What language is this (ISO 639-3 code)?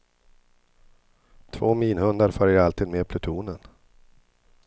swe